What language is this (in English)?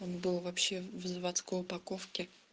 Russian